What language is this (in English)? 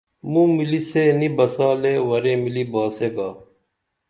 Dameli